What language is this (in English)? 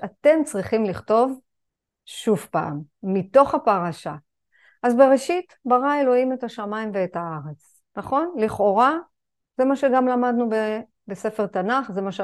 Hebrew